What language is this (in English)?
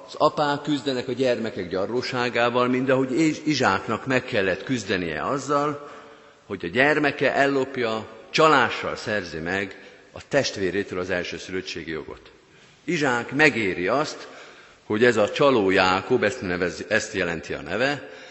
Hungarian